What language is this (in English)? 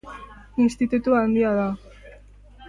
Basque